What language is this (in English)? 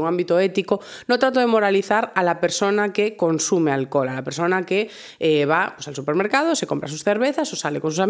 Spanish